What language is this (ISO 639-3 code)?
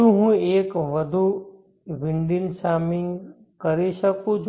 guj